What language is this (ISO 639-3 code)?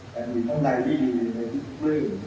tha